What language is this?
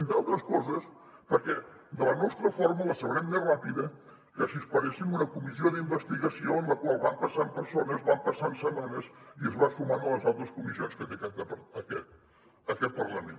Catalan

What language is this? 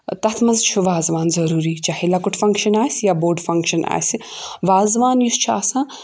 Kashmiri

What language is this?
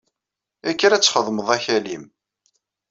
Kabyle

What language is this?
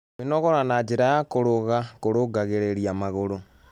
Kikuyu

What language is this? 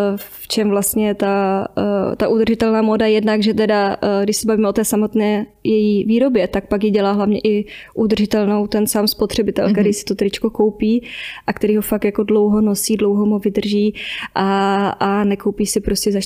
Czech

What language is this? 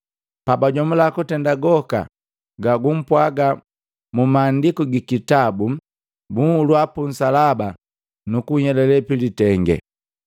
Matengo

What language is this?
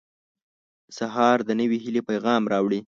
Pashto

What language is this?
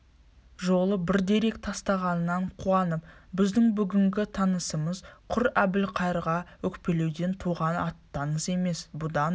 Kazakh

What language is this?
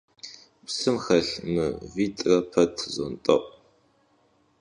Kabardian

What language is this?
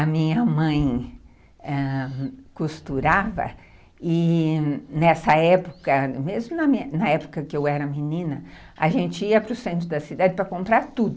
Portuguese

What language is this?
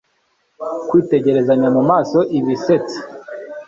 Kinyarwanda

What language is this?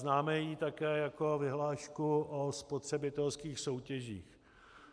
Czech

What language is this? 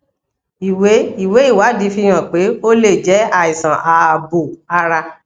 Yoruba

